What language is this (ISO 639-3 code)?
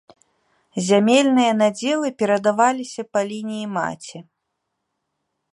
bel